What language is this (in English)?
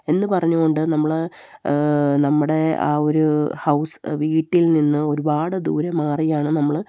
Malayalam